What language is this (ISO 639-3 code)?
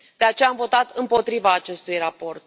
ron